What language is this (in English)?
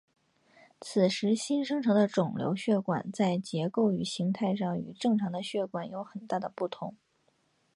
Chinese